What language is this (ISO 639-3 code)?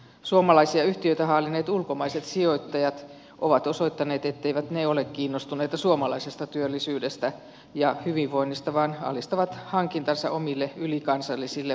fin